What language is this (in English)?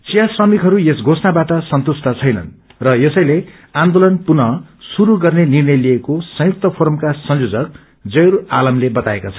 Nepali